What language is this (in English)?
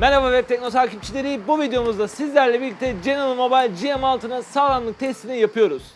Turkish